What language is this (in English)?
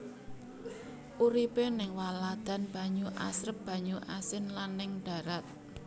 Javanese